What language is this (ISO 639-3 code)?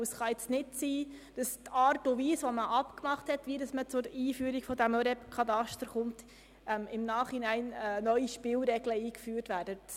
gsw